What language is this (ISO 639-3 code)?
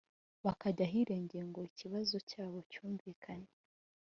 kin